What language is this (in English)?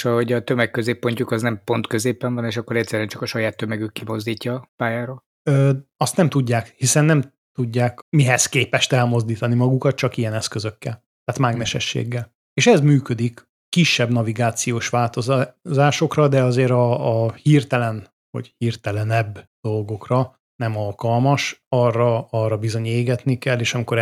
Hungarian